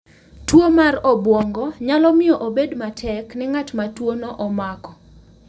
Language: Luo (Kenya and Tanzania)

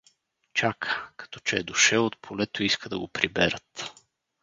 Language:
Bulgarian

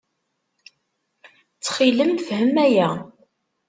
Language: Kabyle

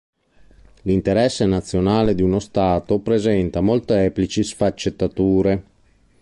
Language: Italian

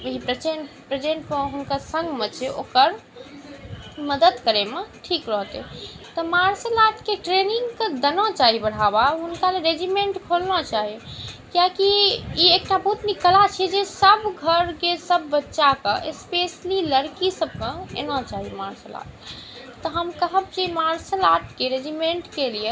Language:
Maithili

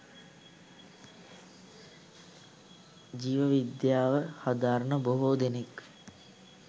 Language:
Sinhala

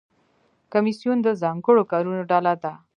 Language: Pashto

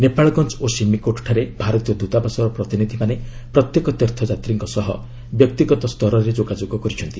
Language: Odia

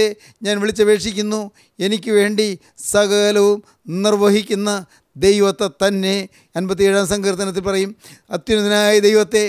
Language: Malayalam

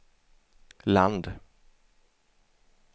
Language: Swedish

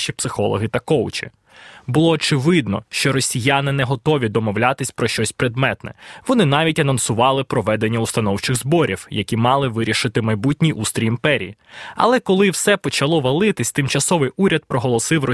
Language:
Ukrainian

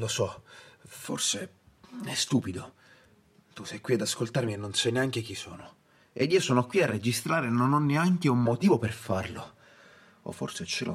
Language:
Italian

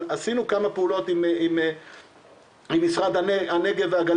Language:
Hebrew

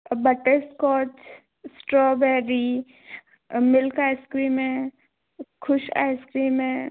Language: Hindi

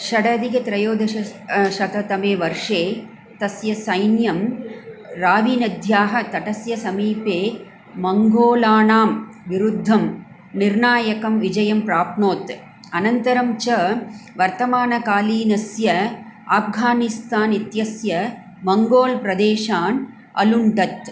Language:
Sanskrit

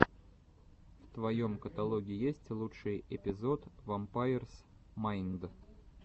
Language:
Russian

